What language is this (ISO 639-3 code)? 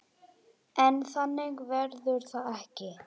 isl